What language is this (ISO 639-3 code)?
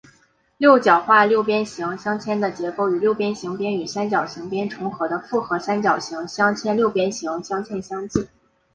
zho